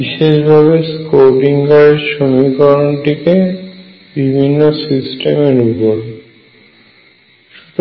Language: Bangla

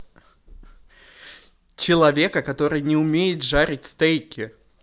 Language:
Russian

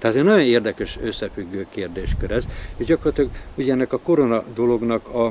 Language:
Hungarian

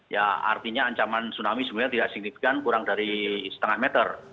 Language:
Indonesian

